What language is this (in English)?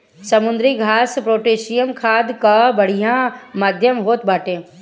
Bhojpuri